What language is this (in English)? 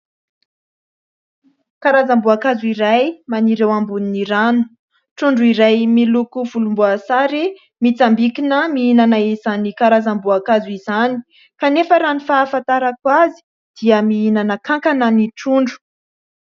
Malagasy